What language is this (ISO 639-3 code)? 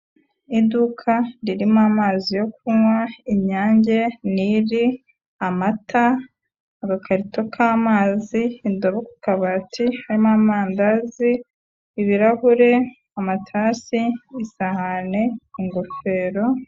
kin